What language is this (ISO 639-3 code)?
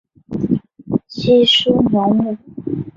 zho